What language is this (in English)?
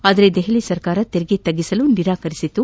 Kannada